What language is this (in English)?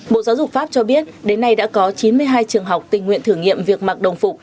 Vietnamese